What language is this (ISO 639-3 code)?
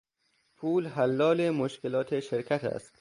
fas